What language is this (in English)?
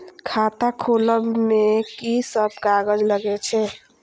Maithili